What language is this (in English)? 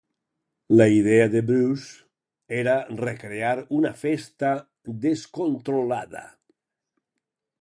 Catalan